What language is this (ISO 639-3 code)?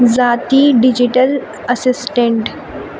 urd